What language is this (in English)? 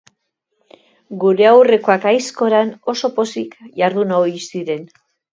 Basque